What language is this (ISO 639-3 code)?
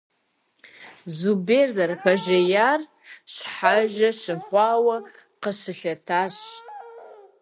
kbd